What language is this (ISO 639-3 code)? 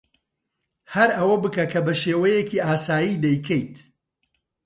ckb